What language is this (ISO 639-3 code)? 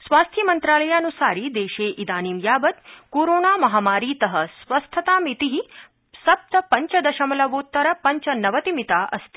san